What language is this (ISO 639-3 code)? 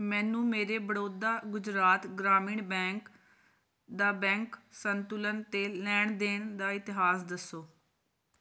pan